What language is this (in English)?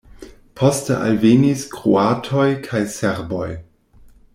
Esperanto